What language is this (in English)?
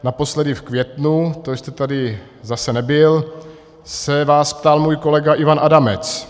Czech